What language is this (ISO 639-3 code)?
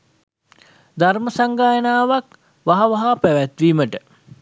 sin